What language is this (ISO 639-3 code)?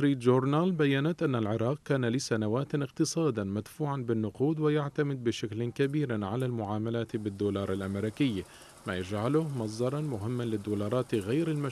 ara